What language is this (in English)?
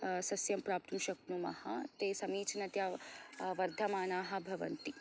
Sanskrit